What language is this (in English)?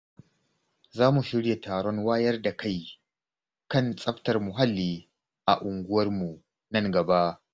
Hausa